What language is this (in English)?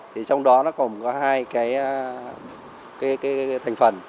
Vietnamese